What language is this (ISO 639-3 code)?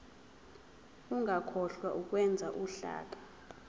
zul